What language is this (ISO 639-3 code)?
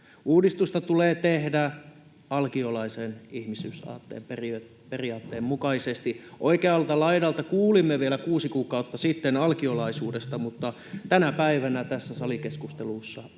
fin